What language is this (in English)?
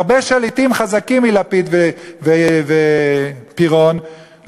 Hebrew